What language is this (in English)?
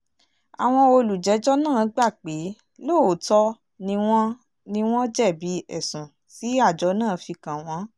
Yoruba